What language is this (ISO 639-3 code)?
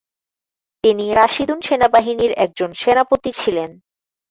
ben